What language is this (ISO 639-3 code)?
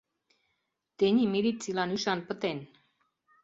chm